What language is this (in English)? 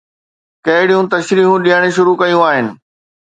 Sindhi